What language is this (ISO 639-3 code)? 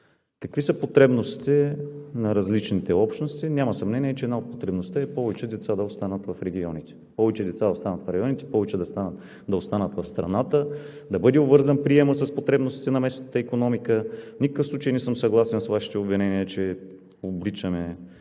bul